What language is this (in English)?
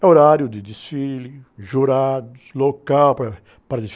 Portuguese